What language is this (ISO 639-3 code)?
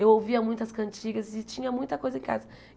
por